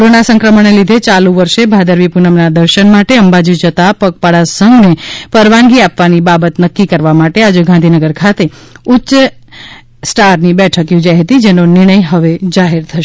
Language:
Gujarati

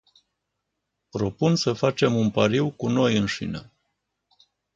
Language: Romanian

